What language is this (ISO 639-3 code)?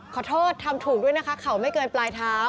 tha